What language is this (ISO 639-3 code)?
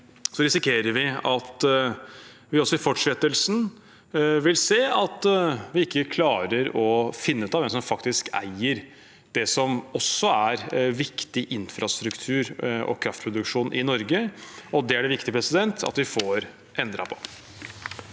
nor